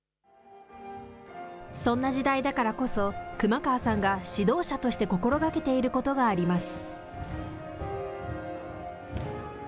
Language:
Japanese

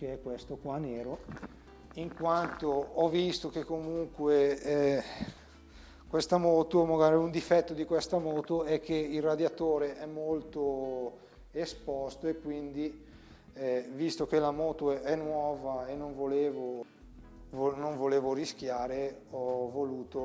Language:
Italian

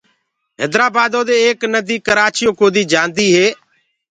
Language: Gurgula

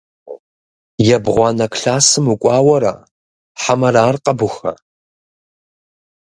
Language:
Kabardian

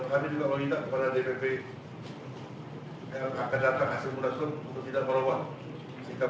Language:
Indonesian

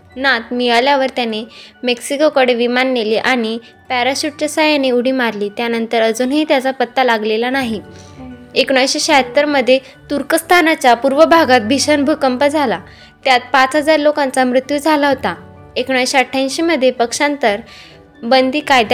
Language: Marathi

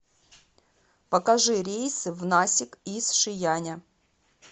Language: Russian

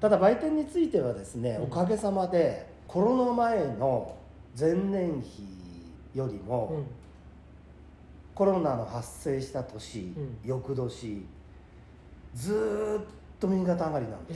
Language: Japanese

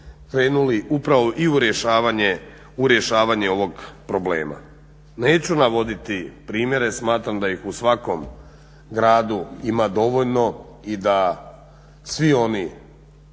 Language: Croatian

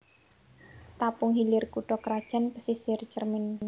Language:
Javanese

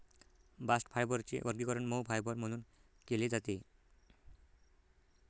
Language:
Marathi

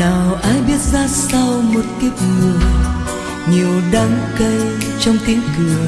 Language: Vietnamese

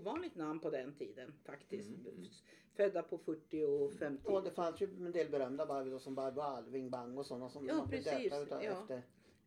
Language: Swedish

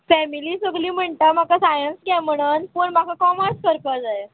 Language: Konkani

